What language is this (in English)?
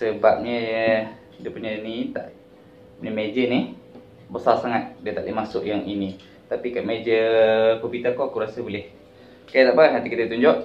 Malay